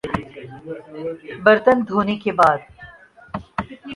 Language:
Urdu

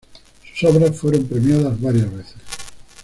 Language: Spanish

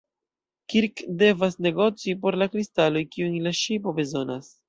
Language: Esperanto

